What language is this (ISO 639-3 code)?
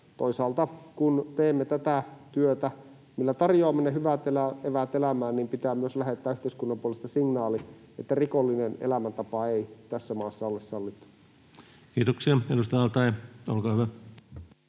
fin